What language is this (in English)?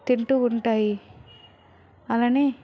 Telugu